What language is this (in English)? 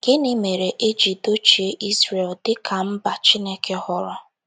Igbo